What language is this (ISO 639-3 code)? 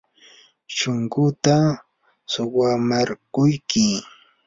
qur